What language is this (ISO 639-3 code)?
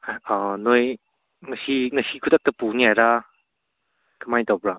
mni